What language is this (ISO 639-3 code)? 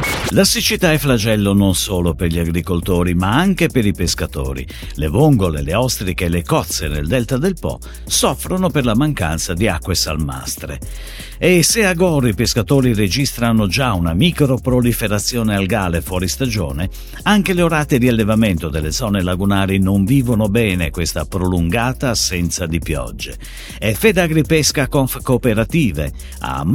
ita